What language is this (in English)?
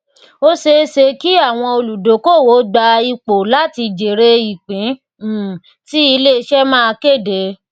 Yoruba